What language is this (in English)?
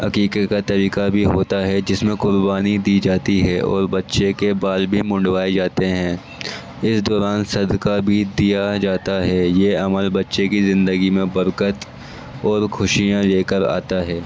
Urdu